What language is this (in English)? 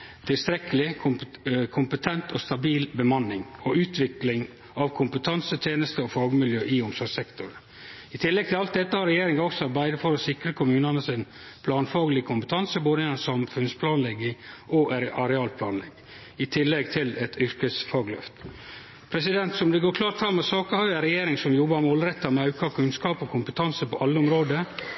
Norwegian Nynorsk